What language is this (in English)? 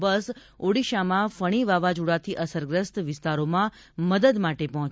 Gujarati